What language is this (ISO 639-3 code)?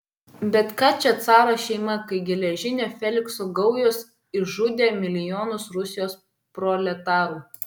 lit